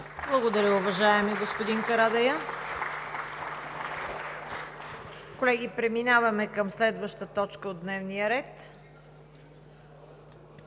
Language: Bulgarian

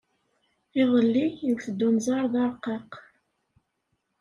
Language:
Kabyle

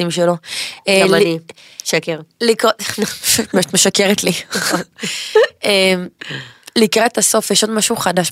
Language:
Hebrew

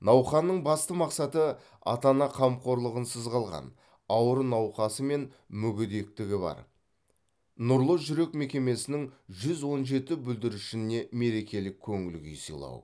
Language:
Kazakh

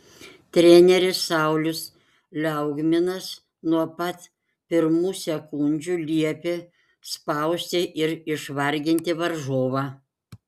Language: Lithuanian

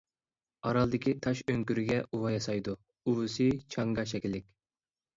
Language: Uyghur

